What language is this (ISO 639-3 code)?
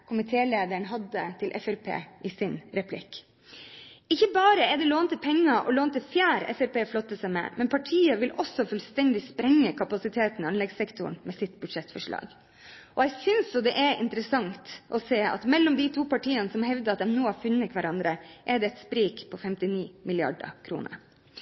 nob